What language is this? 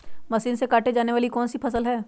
Magahi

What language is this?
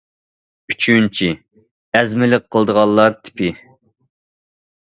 Uyghur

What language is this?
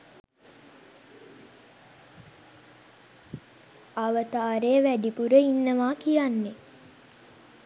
Sinhala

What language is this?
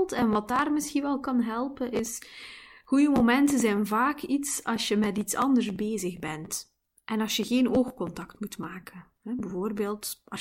Dutch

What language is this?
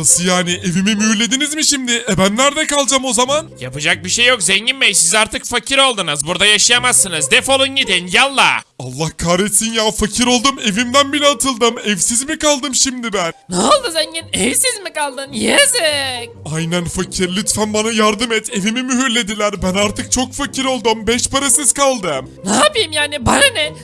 Turkish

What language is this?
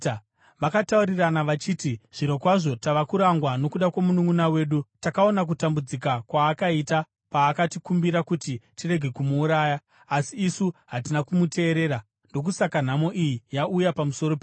Shona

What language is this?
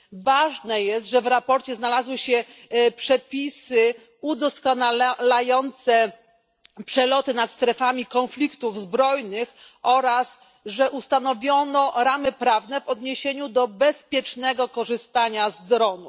Polish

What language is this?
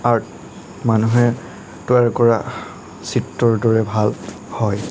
Assamese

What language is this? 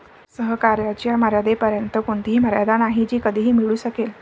Marathi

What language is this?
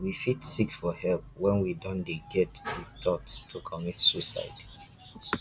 Nigerian Pidgin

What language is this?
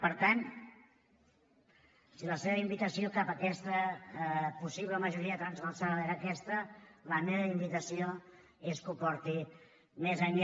Catalan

